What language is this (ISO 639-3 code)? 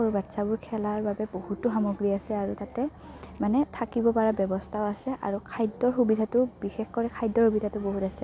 asm